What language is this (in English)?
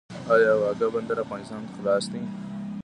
Pashto